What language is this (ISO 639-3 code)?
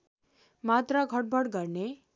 nep